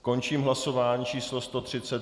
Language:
Czech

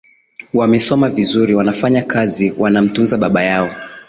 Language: Swahili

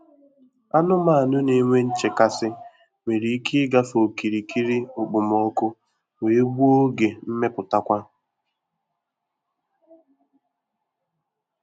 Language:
Igbo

